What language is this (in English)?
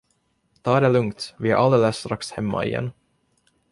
Swedish